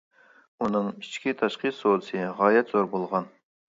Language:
Uyghur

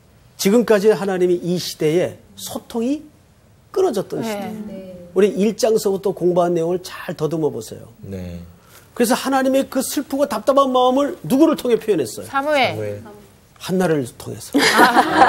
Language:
Korean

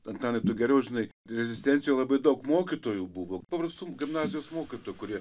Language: Lithuanian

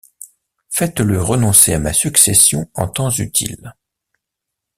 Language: French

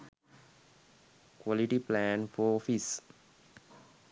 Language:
Sinhala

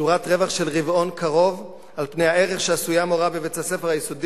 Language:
Hebrew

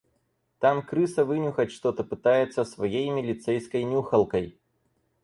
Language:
Russian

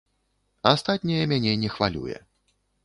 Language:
Belarusian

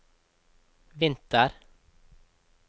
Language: Norwegian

